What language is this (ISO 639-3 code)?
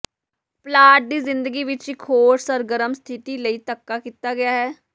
pan